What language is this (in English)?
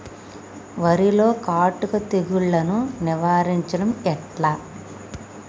Telugu